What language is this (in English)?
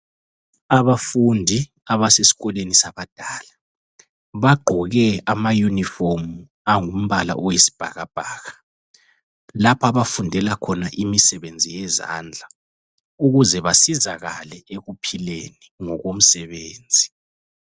North Ndebele